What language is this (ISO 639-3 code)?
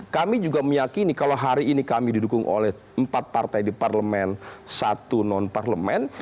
ind